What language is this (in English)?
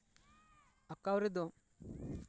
Santali